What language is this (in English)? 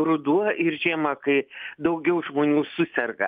Lithuanian